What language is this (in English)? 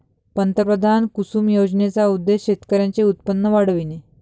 Marathi